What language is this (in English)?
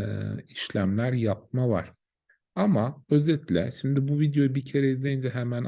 Turkish